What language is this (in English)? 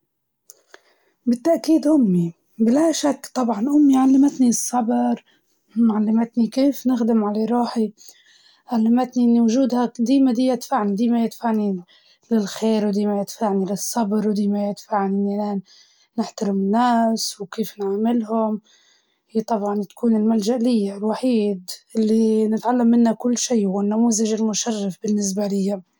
Libyan Arabic